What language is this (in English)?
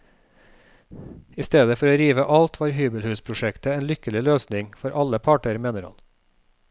Norwegian